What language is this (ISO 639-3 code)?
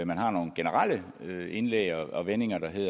dan